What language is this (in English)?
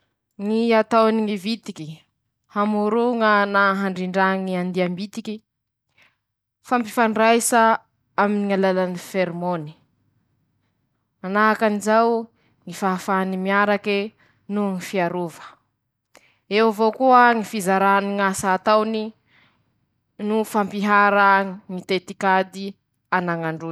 Masikoro Malagasy